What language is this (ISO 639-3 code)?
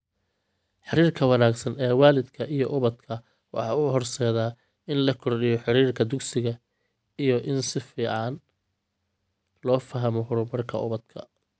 som